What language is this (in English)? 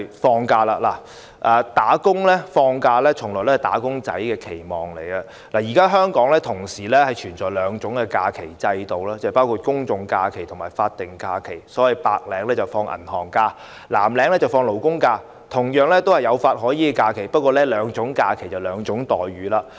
Cantonese